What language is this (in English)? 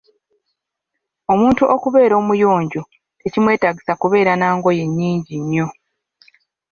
Ganda